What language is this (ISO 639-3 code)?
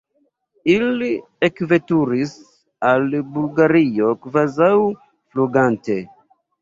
epo